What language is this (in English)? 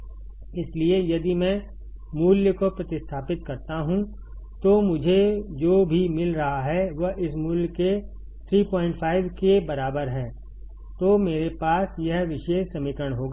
Hindi